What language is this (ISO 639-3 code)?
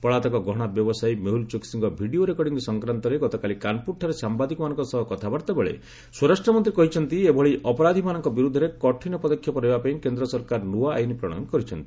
ori